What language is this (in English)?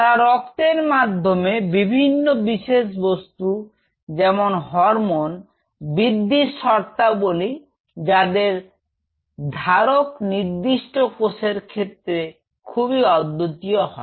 Bangla